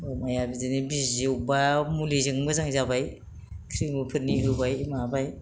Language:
Bodo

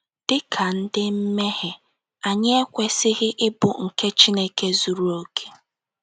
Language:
Igbo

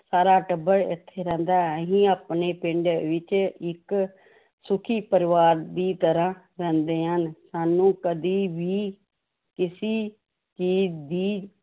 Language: Punjabi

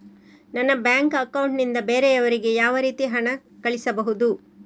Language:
Kannada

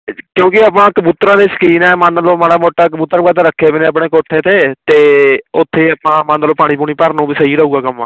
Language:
Punjabi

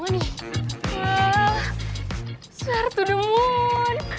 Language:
Indonesian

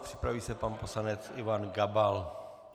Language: Czech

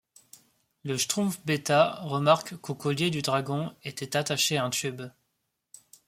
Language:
French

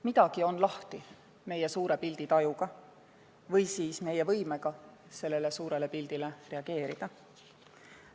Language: Estonian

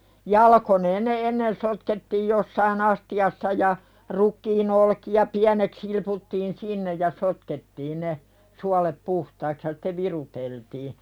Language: Finnish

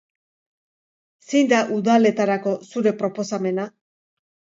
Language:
Basque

